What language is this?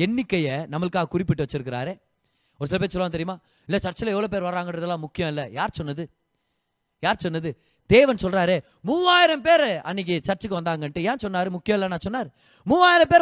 Tamil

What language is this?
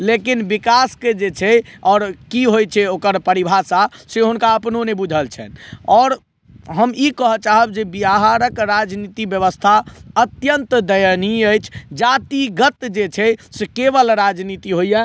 Maithili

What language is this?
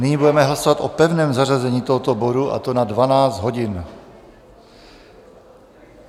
Czech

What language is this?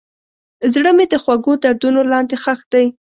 Pashto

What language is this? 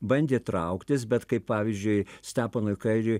Lithuanian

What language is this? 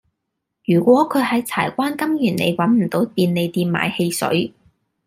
Cantonese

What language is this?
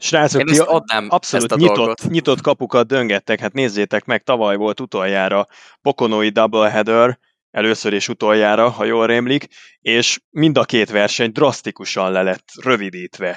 Hungarian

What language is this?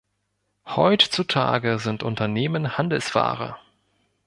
German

